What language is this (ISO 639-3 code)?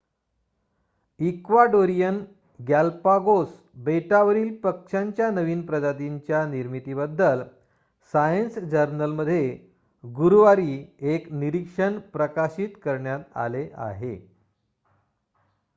mar